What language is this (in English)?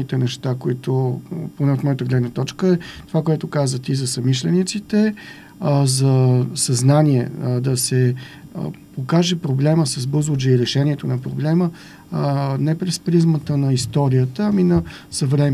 Bulgarian